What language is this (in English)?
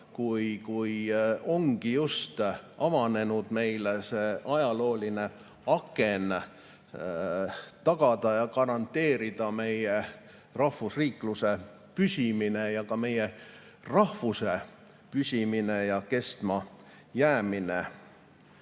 Estonian